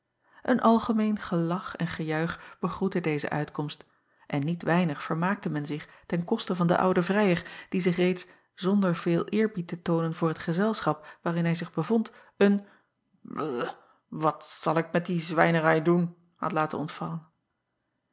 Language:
Dutch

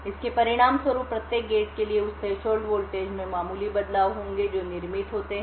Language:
Hindi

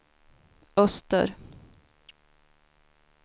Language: Swedish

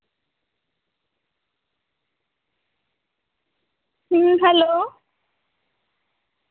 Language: Santali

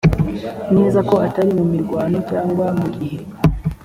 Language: Kinyarwanda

